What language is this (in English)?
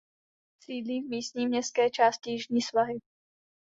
Czech